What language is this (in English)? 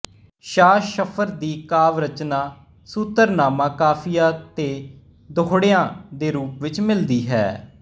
Punjabi